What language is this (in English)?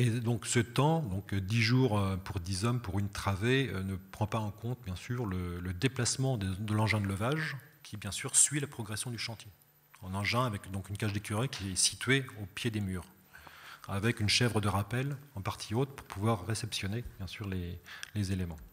French